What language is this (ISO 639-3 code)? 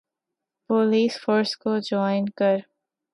urd